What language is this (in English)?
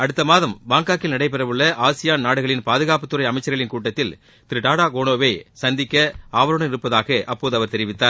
Tamil